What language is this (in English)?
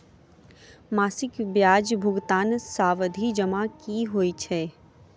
Maithili